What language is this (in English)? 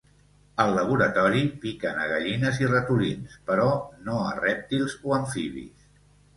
Catalan